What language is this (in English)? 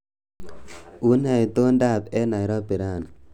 Kalenjin